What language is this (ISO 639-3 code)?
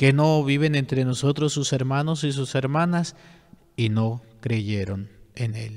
spa